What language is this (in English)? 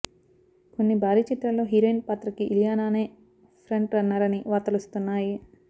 Telugu